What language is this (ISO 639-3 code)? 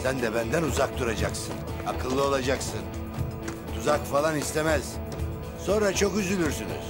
tur